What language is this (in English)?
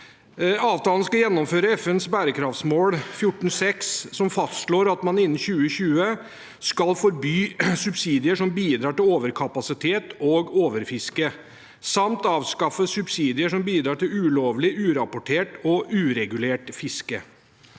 Norwegian